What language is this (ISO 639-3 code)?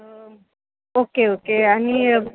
mar